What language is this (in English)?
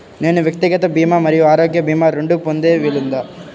Telugu